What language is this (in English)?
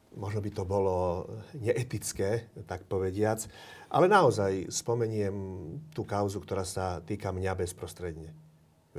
Slovak